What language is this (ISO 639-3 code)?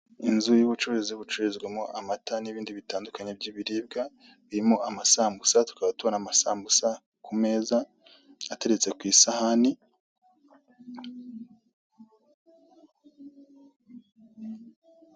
kin